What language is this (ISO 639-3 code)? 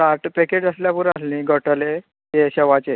kok